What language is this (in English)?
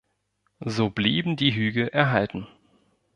German